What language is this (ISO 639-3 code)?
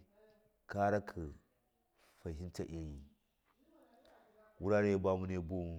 mkf